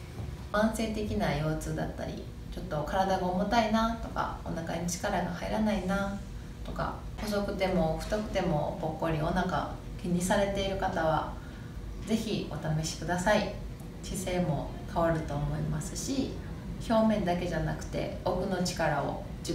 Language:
Japanese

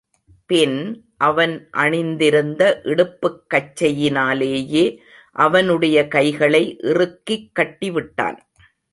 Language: Tamil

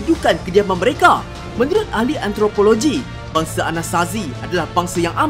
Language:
Malay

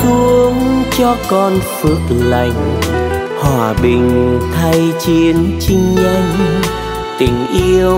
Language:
Vietnamese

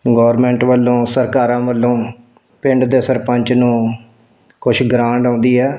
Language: Punjabi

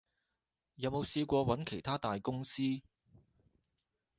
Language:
Cantonese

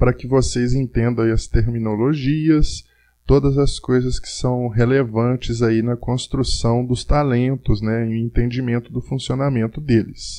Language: Portuguese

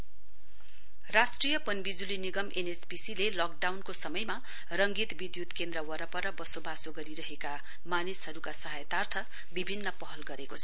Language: Nepali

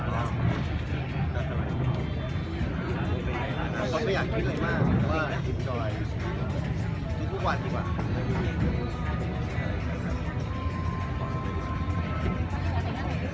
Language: Thai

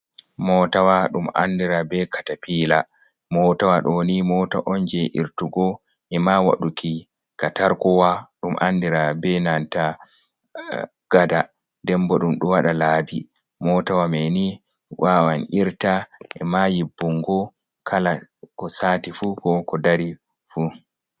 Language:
Fula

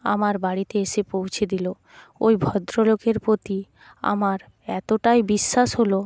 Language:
Bangla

